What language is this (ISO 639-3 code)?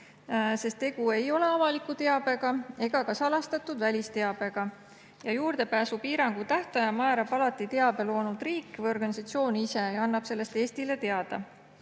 est